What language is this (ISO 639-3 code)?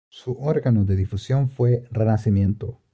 spa